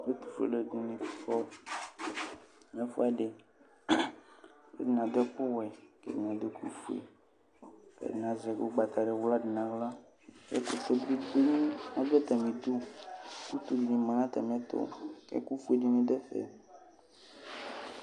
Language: Ikposo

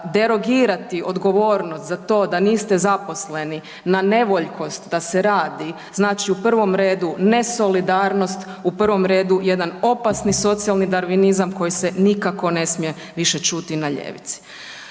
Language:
Croatian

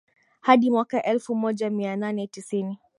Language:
Swahili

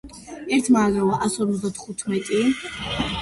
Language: Georgian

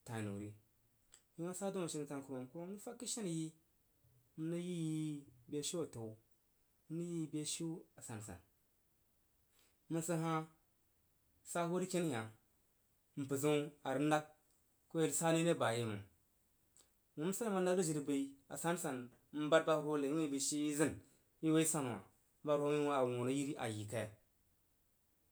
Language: Jiba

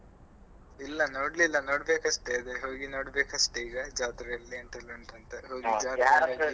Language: Kannada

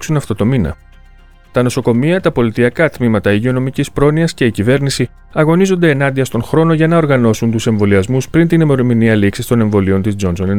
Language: Greek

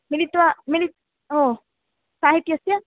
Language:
Sanskrit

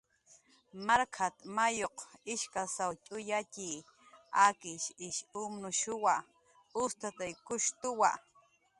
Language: Jaqaru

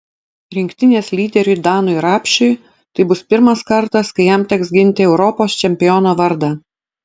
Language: Lithuanian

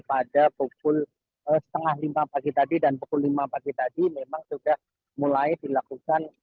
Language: Indonesian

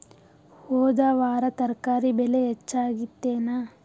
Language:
Kannada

